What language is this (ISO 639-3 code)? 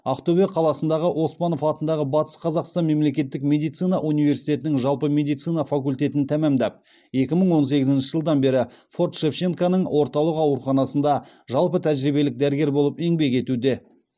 kaz